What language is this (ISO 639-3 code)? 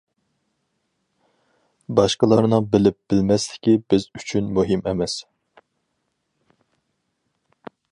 uig